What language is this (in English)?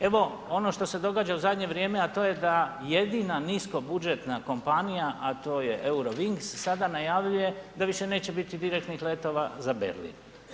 Croatian